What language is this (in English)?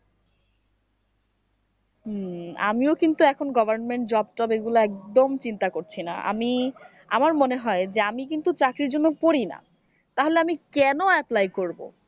Bangla